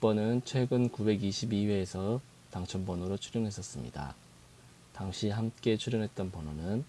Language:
Korean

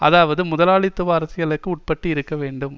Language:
Tamil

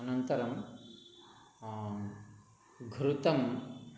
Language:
Sanskrit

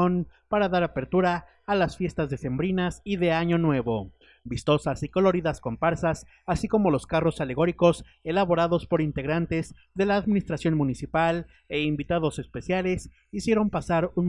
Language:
Spanish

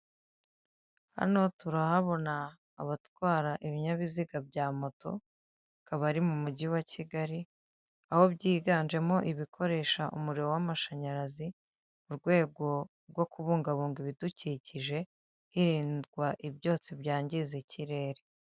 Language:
Kinyarwanda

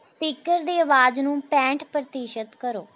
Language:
Punjabi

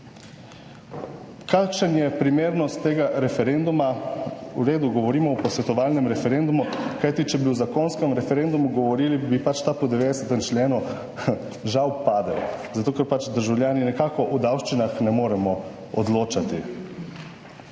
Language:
Slovenian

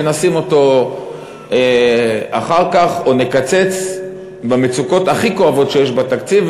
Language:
Hebrew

